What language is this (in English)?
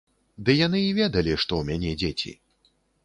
Belarusian